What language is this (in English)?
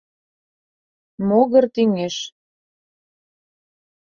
Mari